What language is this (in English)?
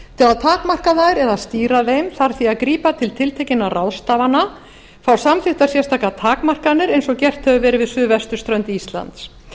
Icelandic